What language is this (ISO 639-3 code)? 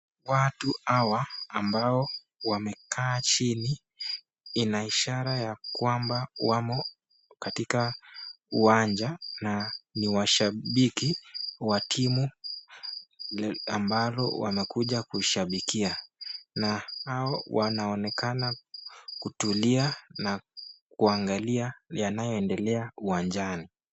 swa